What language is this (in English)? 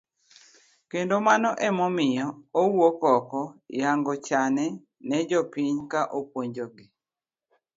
Luo (Kenya and Tanzania)